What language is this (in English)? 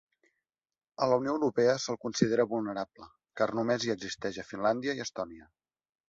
Catalan